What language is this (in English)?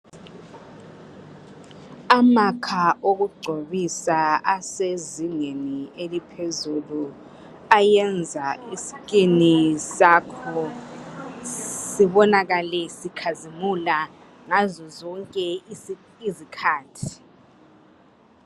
North Ndebele